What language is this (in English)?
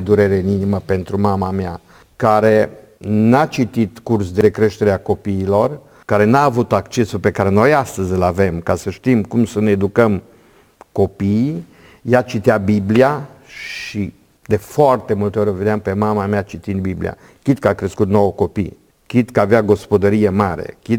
Romanian